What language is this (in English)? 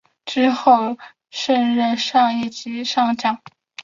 Chinese